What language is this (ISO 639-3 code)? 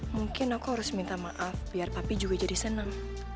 ind